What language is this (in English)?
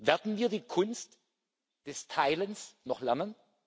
German